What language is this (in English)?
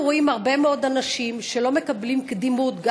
Hebrew